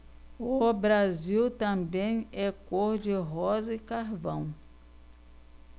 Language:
Portuguese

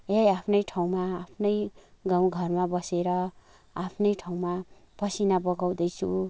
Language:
Nepali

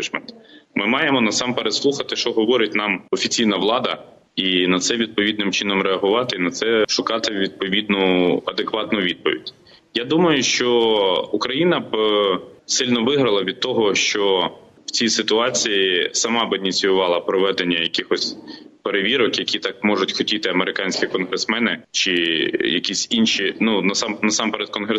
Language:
Ukrainian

